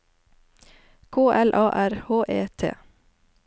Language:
Norwegian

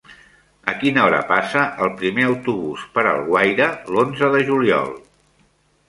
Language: Catalan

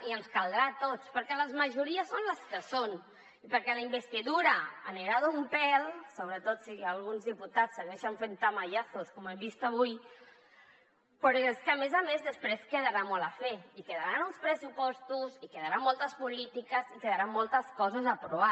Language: Catalan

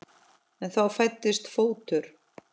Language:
Icelandic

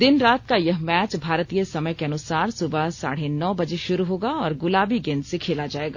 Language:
Hindi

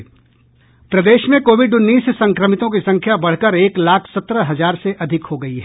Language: Hindi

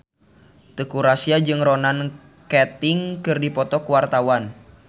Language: Sundanese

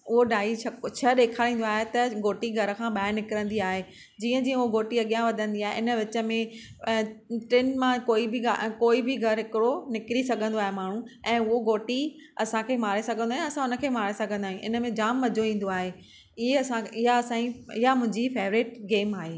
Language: Sindhi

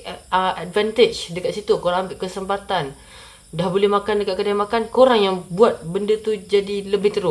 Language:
Malay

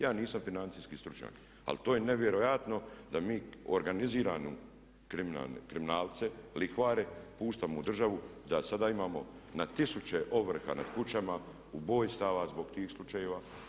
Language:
Croatian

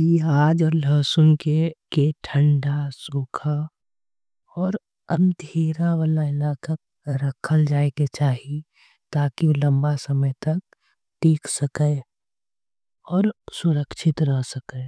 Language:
Angika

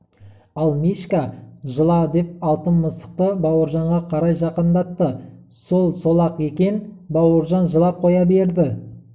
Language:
Kazakh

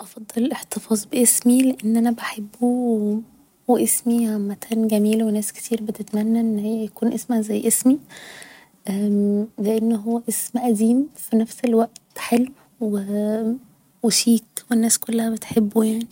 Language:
Egyptian Arabic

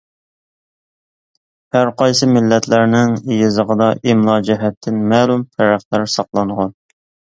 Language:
Uyghur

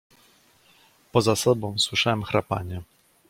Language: Polish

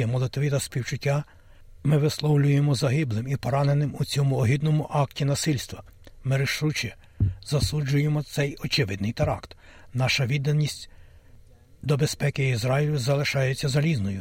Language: Ukrainian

